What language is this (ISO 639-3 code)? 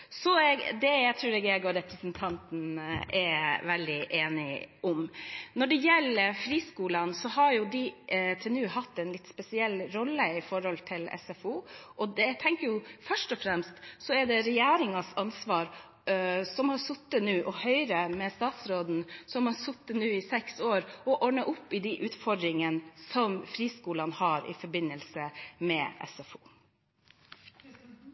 nob